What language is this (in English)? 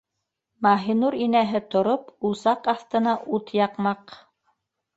Bashkir